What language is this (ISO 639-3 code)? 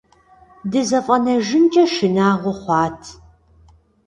kbd